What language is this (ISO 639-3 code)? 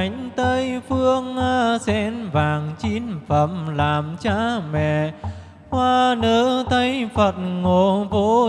vie